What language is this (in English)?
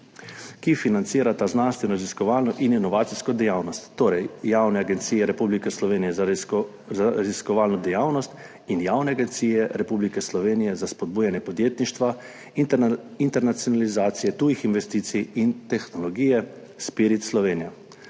Slovenian